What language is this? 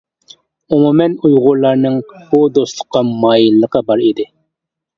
Uyghur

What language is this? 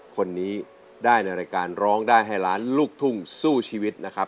Thai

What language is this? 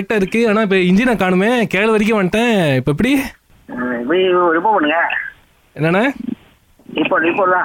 Tamil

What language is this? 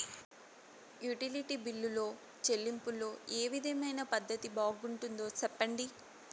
Telugu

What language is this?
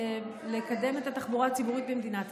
Hebrew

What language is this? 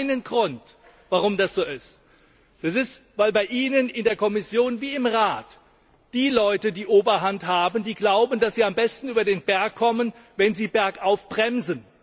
German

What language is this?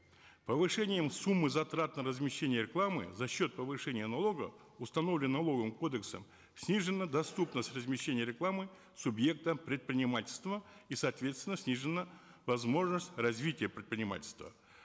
Kazakh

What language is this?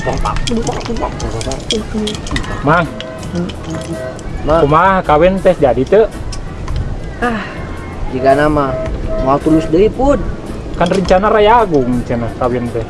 Indonesian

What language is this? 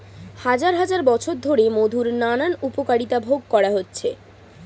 Bangla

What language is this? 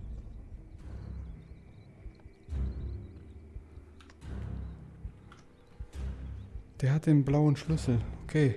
German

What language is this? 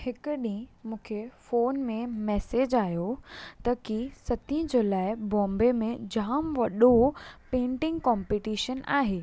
Sindhi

